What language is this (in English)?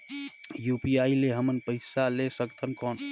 Chhattisgarhi